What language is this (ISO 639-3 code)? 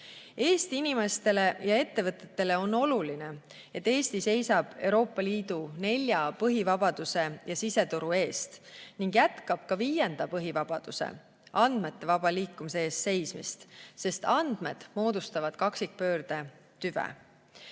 est